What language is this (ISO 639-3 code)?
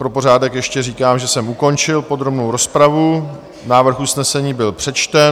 ces